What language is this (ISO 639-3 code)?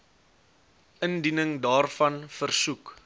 afr